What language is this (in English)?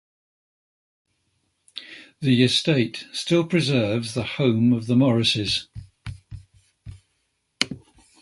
English